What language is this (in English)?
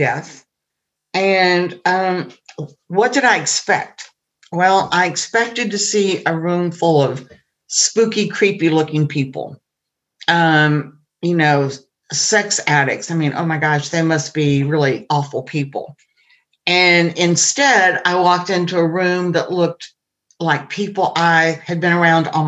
English